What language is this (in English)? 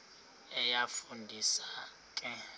Xhosa